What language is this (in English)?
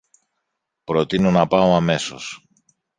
Greek